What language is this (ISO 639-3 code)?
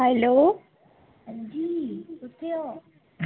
doi